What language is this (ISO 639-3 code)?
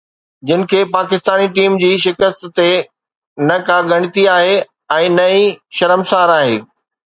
snd